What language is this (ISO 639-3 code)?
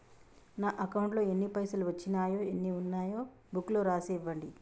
tel